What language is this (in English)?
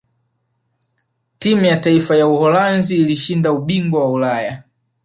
Swahili